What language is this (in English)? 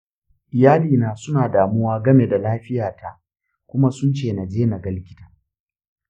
Hausa